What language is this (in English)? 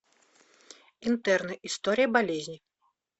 Russian